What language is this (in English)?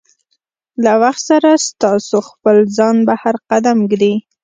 Pashto